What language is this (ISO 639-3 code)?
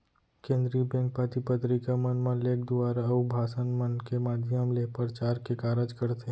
hne